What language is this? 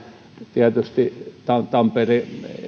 Finnish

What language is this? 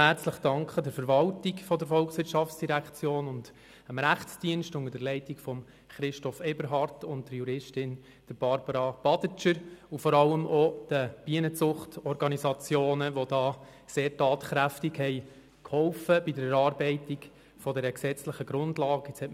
Swiss German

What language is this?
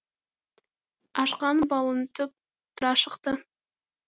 Kazakh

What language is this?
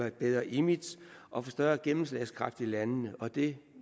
Danish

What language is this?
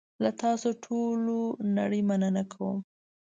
Pashto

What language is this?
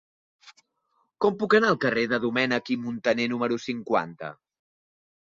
Catalan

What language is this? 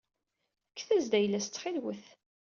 Kabyle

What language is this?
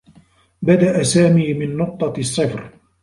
Arabic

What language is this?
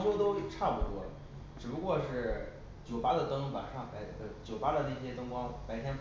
Chinese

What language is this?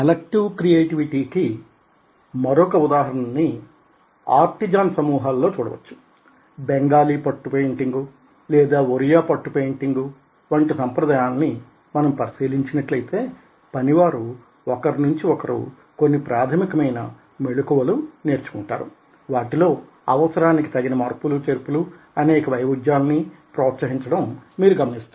Telugu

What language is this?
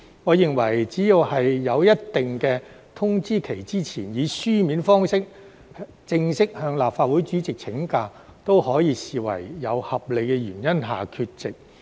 Cantonese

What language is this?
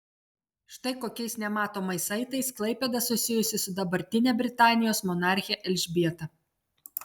Lithuanian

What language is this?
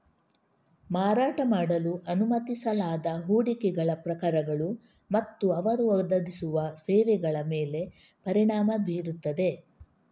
Kannada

